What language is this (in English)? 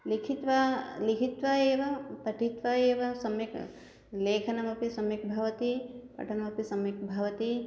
Sanskrit